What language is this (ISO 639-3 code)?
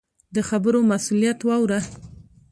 pus